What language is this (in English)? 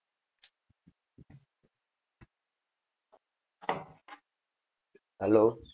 Gujarati